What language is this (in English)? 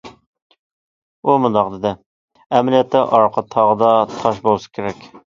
Uyghur